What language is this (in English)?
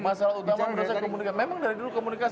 Indonesian